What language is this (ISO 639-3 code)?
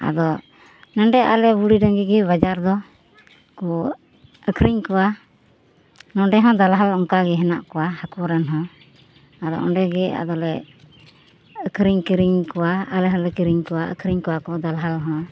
sat